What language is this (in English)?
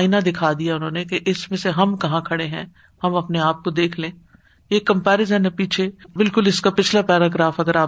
Urdu